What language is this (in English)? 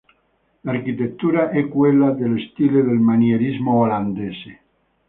Italian